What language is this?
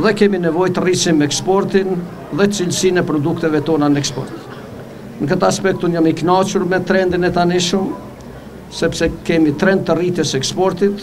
Romanian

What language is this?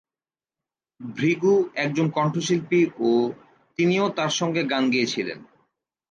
Bangla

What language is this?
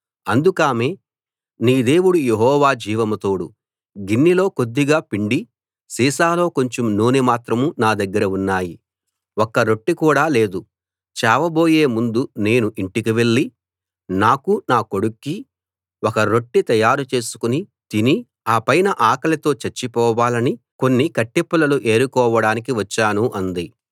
Telugu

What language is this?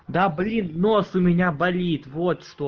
Russian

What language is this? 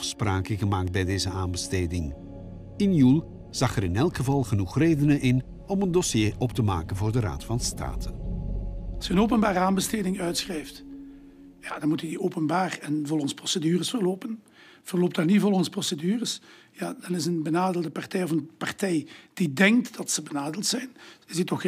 Dutch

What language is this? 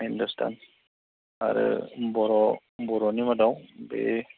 Bodo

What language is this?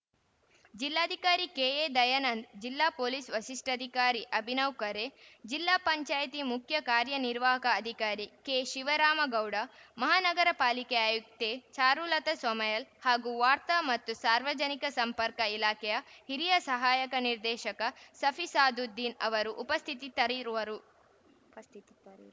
Kannada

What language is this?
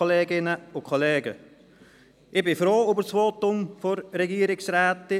Swiss German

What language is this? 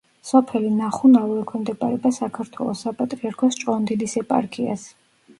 Georgian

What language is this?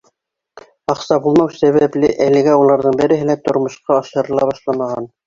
Bashkir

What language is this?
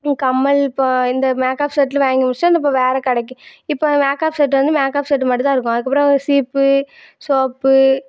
Tamil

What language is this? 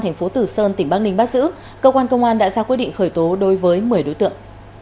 Vietnamese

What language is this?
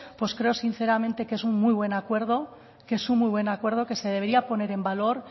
Spanish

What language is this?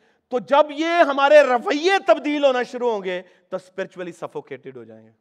Urdu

